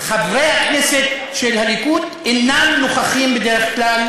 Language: Hebrew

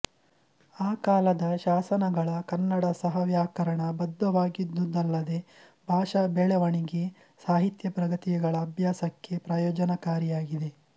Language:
Kannada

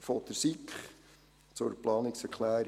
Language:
Swiss German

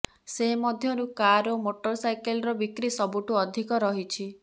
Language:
Odia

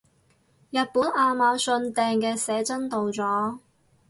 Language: Cantonese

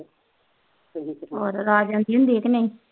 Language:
Punjabi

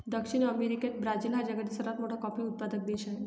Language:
Marathi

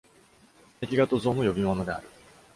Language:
Japanese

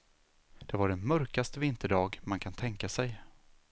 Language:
Swedish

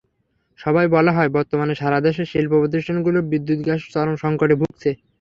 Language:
Bangla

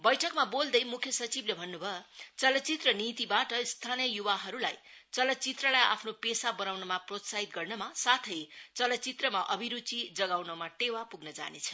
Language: Nepali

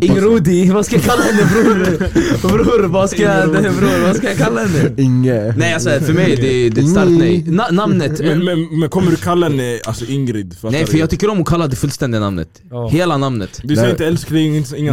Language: Swedish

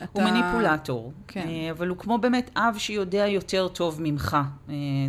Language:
Hebrew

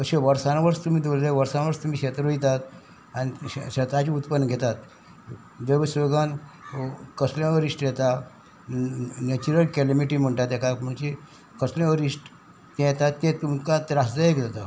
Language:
Konkani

